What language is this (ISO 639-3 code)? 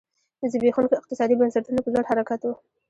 pus